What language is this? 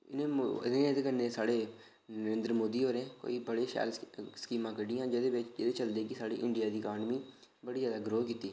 Dogri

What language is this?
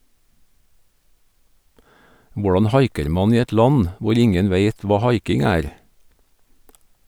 Norwegian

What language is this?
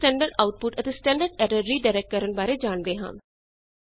Punjabi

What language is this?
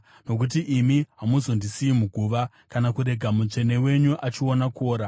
Shona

